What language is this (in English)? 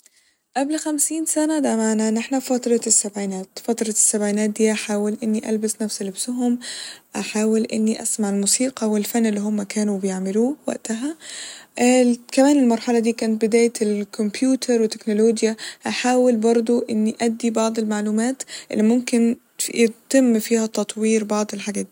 Egyptian Arabic